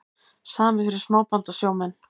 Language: Icelandic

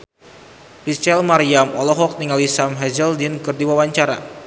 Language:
Sundanese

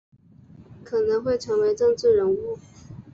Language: Chinese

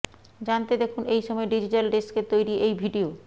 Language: Bangla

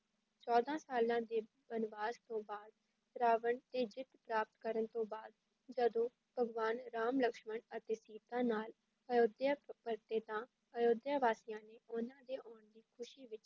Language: Punjabi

